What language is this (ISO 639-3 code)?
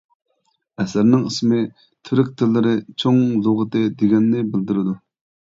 uig